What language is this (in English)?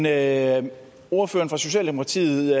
Danish